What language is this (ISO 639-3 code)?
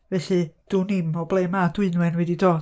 cym